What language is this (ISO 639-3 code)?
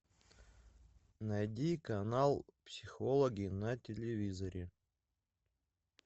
rus